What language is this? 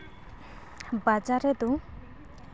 Santali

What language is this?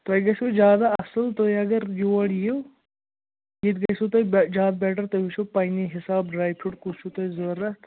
Kashmiri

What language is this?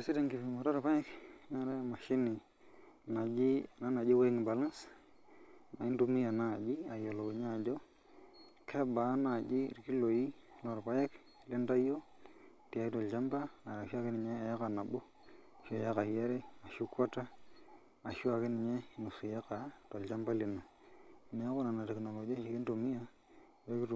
Masai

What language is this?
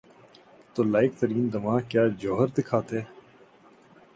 Urdu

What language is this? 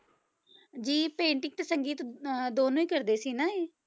Punjabi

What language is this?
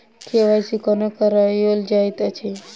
Maithili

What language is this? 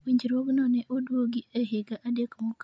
Luo (Kenya and Tanzania)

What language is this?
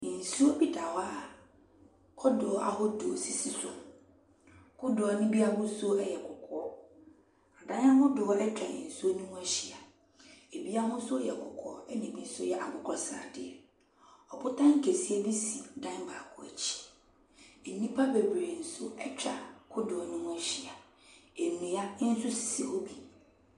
Akan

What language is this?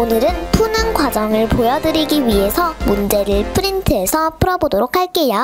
Korean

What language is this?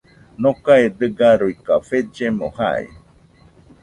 Nüpode Huitoto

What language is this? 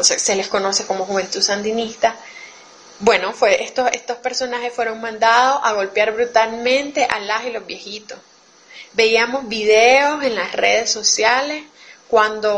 Spanish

